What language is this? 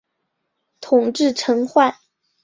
Chinese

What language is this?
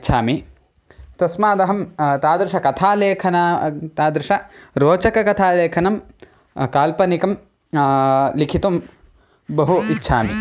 Sanskrit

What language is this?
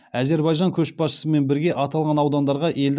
Kazakh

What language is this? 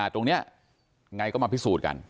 Thai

